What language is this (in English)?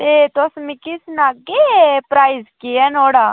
Dogri